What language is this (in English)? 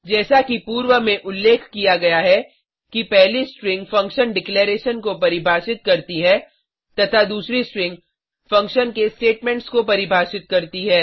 Hindi